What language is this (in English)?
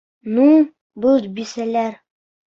Bashkir